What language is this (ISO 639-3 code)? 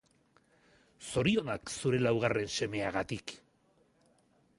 eus